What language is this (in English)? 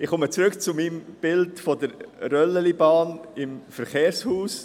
Swiss German